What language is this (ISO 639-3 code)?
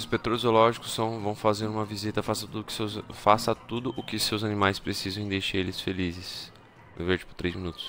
por